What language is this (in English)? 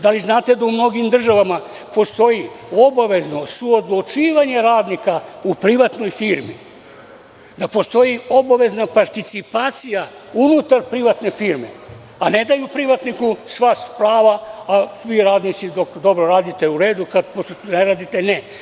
Serbian